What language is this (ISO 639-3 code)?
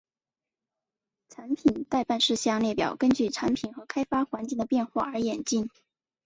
zho